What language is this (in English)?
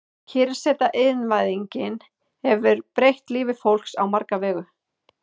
Icelandic